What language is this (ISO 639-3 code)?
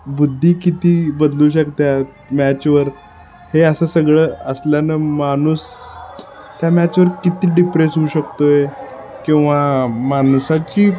mar